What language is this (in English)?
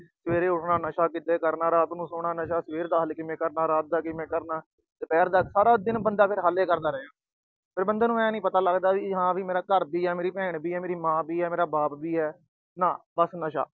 Punjabi